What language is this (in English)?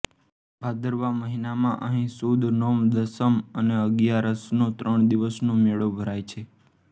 Gujarati